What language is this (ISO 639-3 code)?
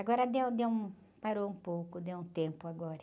por